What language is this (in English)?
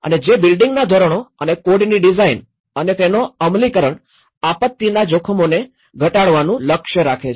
Gujarati